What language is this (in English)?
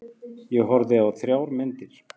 Icelandic